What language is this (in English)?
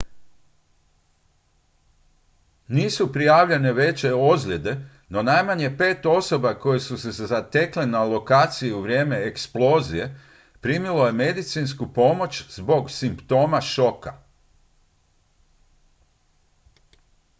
Croatian